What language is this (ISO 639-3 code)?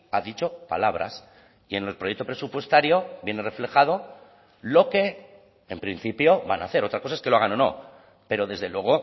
spa